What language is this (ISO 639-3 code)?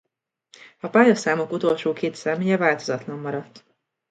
hun